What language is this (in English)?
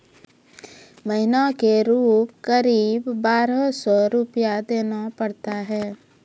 Maithili